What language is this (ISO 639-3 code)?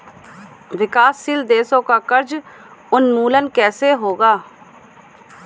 hin